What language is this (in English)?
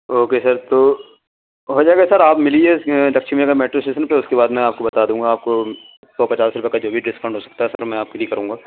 Urdu